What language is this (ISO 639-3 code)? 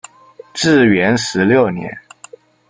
zho